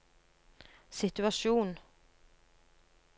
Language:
Norwegian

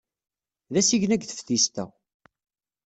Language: Kabyle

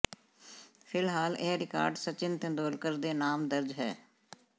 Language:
Punjabi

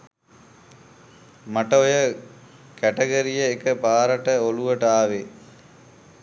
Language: Sinhala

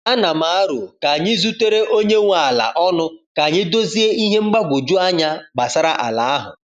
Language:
Igbo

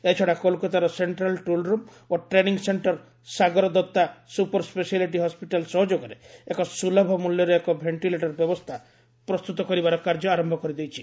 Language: Odia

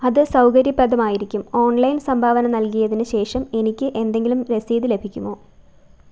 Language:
Malayalam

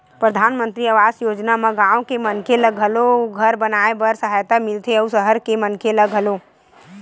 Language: Chhattisgarhi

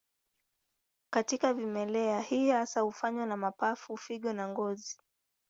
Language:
Swahili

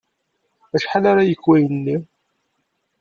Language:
Kabyle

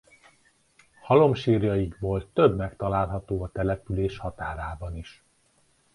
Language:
Hungarian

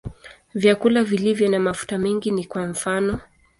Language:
Swahili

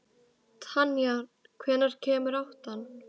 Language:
Icelandic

